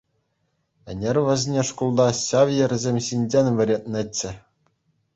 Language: Chuvash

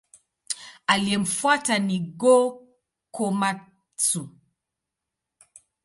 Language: Swahili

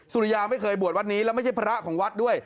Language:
Thai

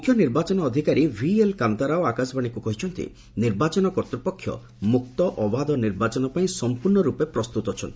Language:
Odia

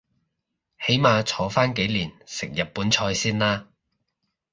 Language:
Cantonese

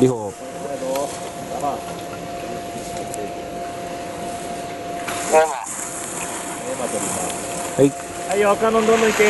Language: Japanese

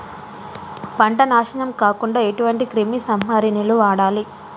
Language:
Telugu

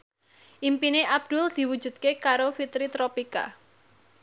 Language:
Javanese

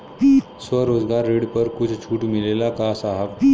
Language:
Bhojpuri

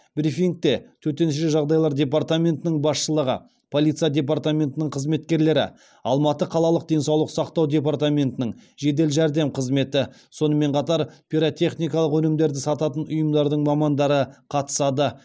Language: Kazakh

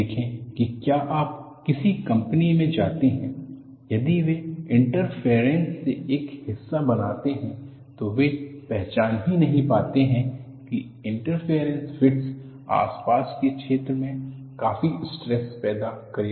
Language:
Hindi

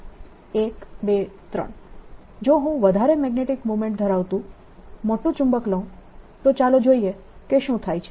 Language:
Gujarati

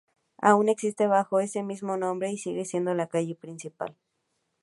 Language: Spanish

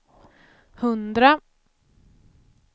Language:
Swedish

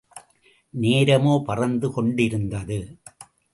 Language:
Tamil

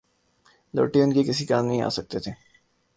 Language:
Urdu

